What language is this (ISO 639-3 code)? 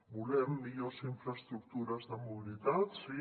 cat